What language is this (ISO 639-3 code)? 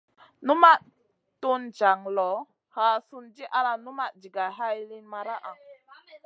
mcn